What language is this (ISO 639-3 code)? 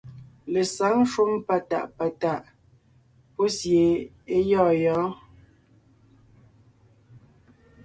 nnh